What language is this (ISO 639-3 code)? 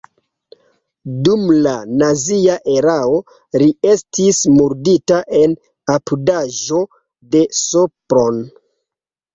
epo